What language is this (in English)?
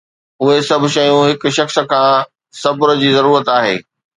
Sindhi